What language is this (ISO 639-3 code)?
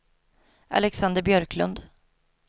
swe